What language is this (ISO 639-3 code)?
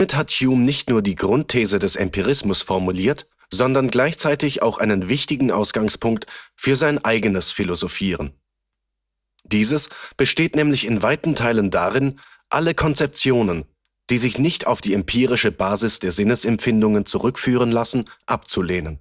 deu